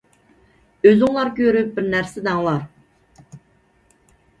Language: Uyghur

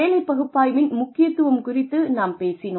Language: Tamil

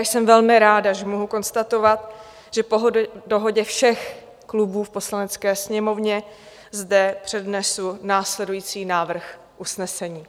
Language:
Czech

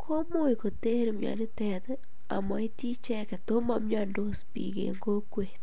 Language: Kalenjin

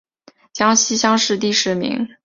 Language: Chinese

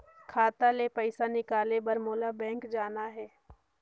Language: Chhattisgarhi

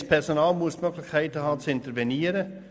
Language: Swiss German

